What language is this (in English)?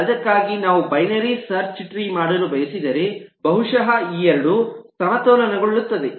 Kannada